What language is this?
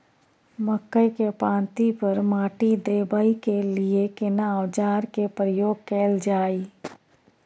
Maithili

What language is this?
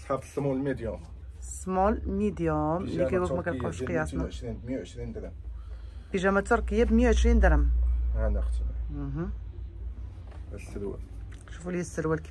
Arabic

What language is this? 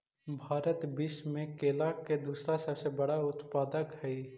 Magahi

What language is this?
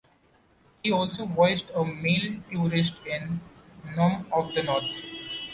English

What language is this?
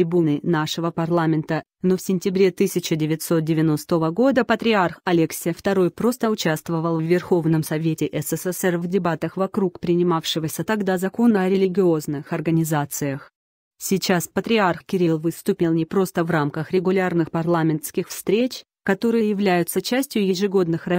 Russian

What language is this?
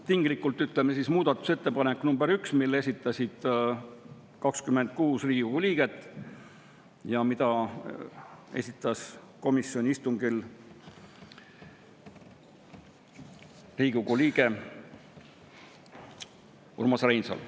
Estonian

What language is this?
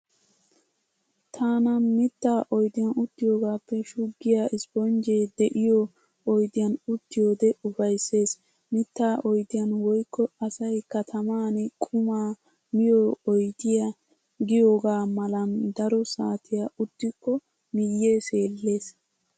Wolaytta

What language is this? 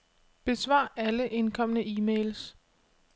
Danish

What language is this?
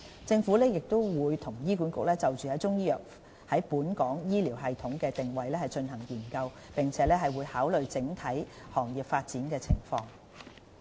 Cantonese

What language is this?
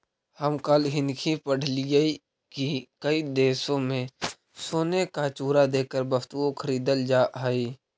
Magahi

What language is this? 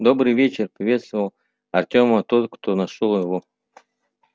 Russian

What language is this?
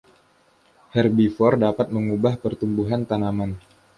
Indonesian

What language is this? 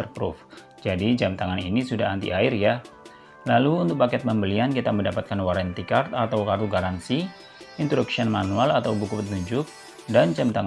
Indonesian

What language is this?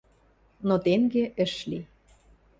Western Mari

